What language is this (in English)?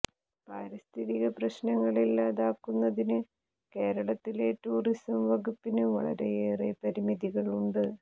Malayalam